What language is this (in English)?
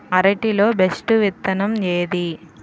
Telugu